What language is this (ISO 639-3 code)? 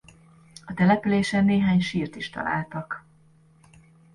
hun